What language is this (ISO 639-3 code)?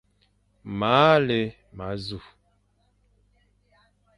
fan